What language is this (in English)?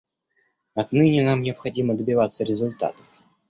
Russian